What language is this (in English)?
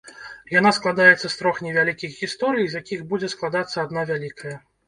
Belarusian